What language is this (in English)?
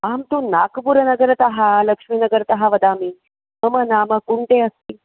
Sanskrit